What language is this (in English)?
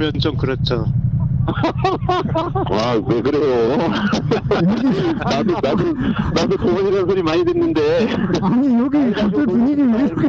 Korean